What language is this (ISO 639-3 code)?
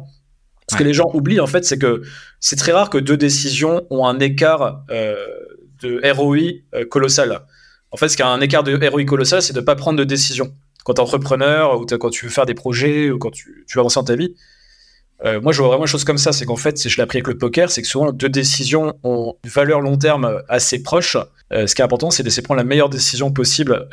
fra